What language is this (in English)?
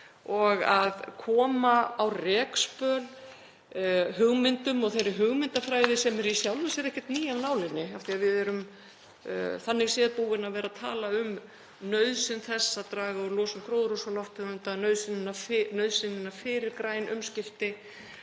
Icelandic